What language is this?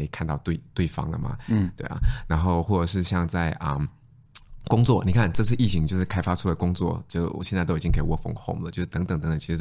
Chinese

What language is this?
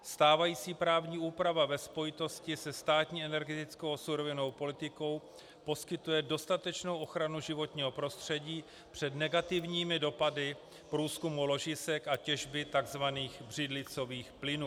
Czech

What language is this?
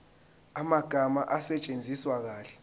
Zulu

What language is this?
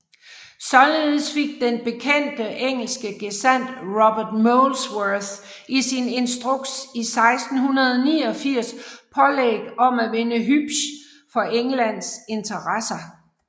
Danish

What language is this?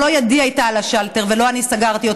Hebrew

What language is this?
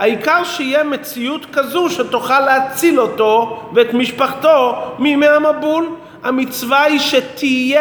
Hebrew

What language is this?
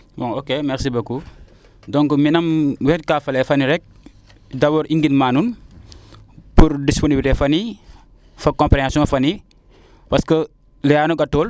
Serer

